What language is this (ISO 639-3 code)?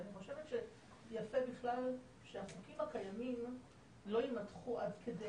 heb